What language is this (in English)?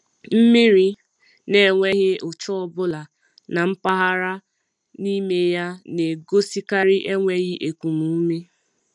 Igbo